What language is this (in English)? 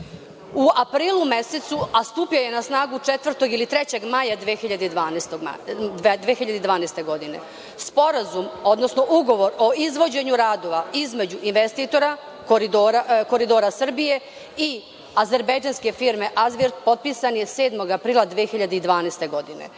Serbian